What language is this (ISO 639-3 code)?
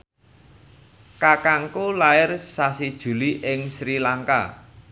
jav